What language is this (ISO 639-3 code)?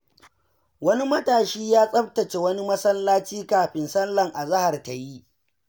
hau